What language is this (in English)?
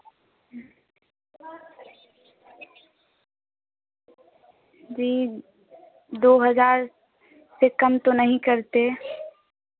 Hindi